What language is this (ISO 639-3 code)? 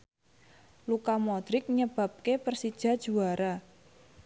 jav